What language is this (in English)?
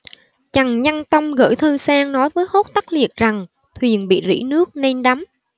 Vietnamese